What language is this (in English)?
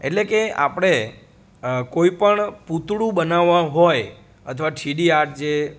Gujarati